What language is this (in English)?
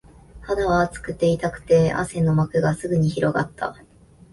Japanese